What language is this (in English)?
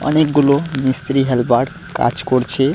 Bangla